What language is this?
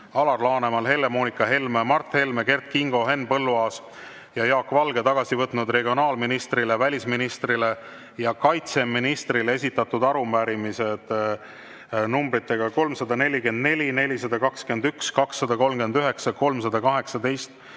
Estonian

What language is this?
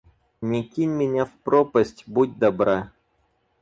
Russian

